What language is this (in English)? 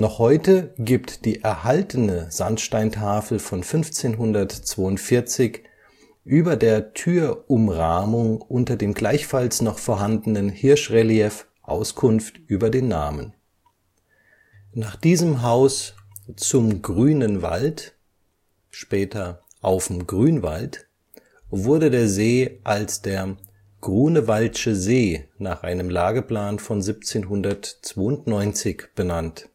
German